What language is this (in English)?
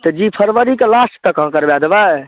Maithili